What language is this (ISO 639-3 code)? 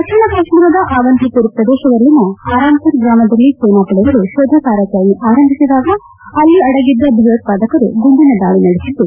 kan